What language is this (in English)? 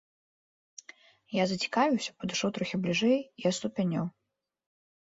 Belarusian